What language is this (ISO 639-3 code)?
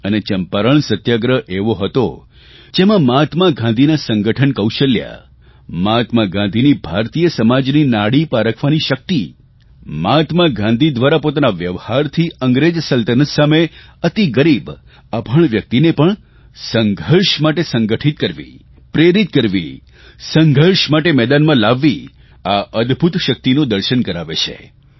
guj